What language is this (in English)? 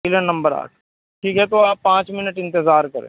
Urdu